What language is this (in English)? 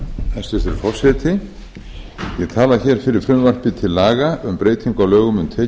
Icelandic